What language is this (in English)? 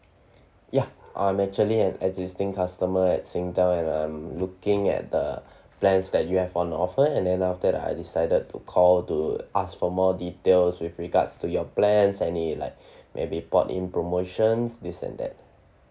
English